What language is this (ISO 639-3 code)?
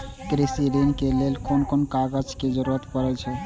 mai